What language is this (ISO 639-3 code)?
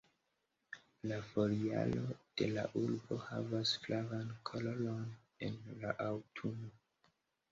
epo